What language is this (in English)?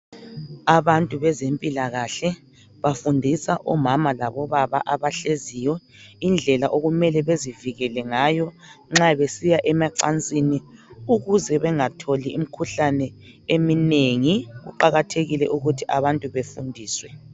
North Ndebele